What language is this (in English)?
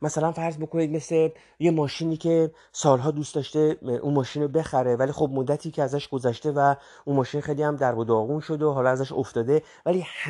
Persian